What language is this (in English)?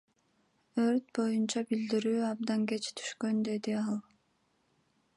Kyrgyz